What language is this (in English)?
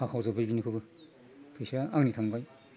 Bodo